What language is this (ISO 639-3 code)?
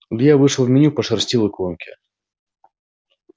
rus